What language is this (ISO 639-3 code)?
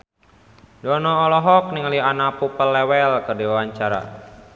sun